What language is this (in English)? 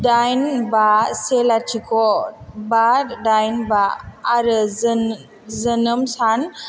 Bodo